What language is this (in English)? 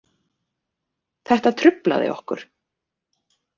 Icelandic